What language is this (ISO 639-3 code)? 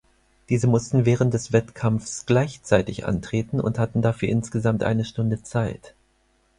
deu